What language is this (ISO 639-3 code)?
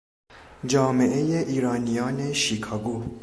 fas